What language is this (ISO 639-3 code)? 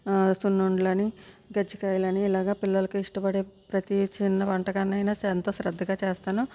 tel